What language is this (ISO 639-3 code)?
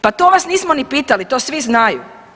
hrv